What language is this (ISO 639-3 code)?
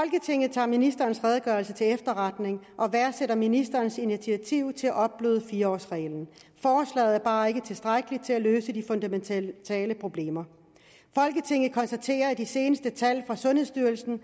dan